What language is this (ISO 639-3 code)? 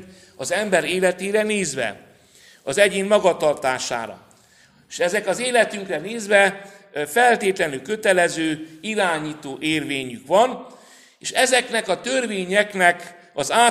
hun